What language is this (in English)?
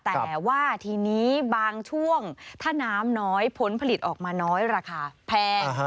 Thai